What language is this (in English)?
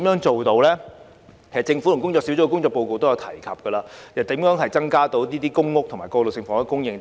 Cantonese